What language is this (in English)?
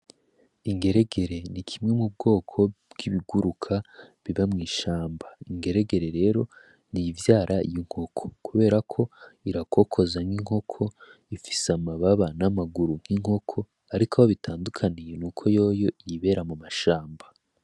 Rundi